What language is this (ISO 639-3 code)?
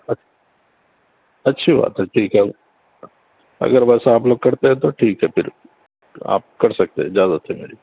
urd